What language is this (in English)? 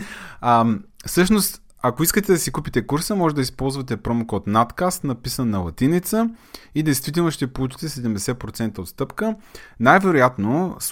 Bulgarian